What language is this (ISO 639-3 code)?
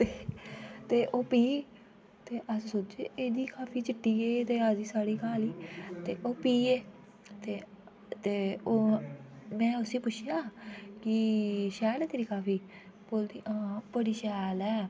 doi